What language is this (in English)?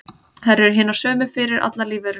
Icelandic